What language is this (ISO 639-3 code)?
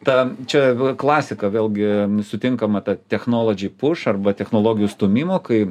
lit